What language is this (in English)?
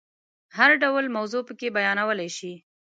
Pashto